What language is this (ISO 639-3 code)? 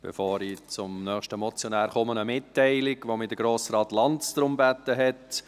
gsw